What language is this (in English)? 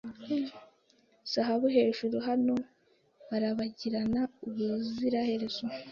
Kinyarwanda